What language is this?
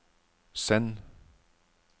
Norwegian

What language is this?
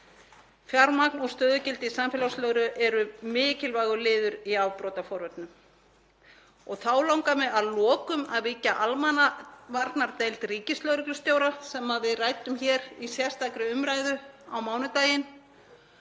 Icelandic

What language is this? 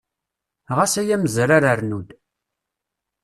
Kabyle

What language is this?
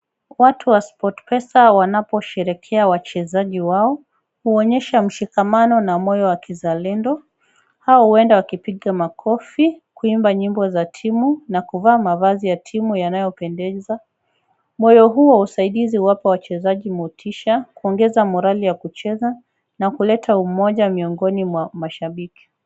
Swahili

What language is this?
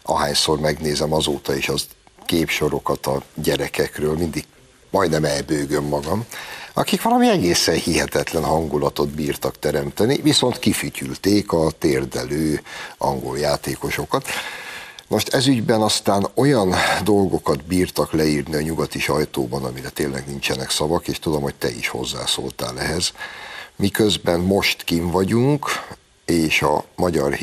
Hungarian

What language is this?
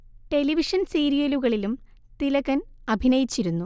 Malayalam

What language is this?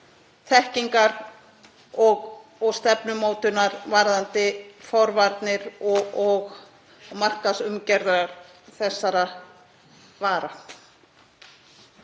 Icelandic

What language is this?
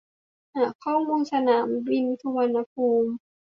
Thai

